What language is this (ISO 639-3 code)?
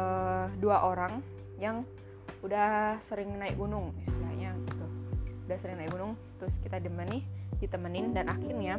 ind